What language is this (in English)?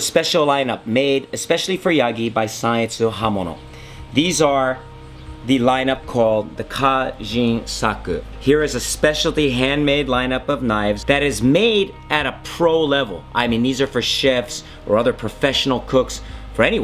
English